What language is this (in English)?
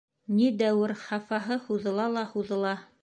Bashkir